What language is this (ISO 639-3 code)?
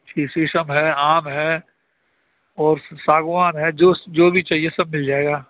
urd